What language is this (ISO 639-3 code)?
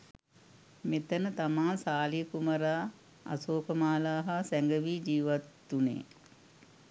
sin